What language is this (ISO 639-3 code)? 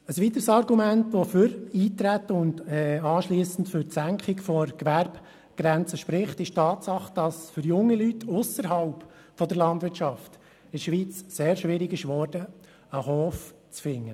gsw